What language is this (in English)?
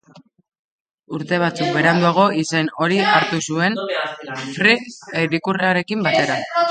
Basque